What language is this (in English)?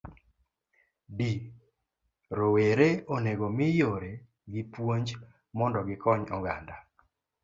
Luo (Kenya and Tanzania)